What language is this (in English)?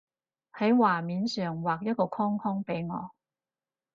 Cantonese